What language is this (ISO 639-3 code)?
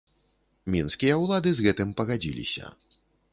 bel